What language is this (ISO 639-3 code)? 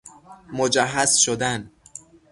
fas